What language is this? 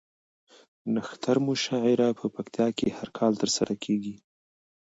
Pashto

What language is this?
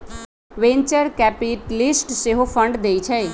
Magahi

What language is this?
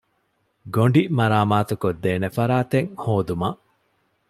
Divehi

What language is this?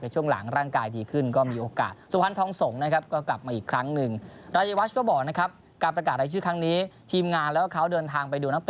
Thai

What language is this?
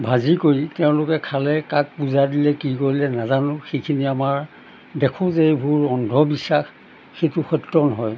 Assamese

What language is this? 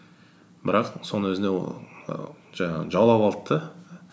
Kazakh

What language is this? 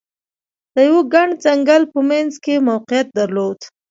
Pashto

